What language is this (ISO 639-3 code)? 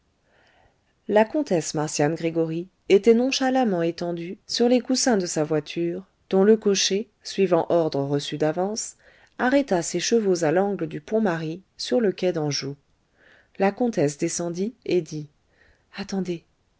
fra